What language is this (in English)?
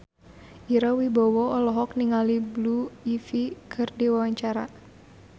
Sundanese